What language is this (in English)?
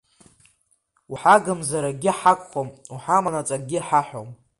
Abkhazian